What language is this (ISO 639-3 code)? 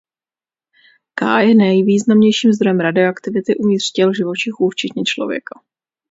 ces